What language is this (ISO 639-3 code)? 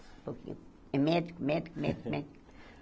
por